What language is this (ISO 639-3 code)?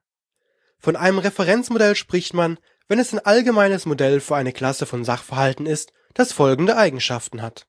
deu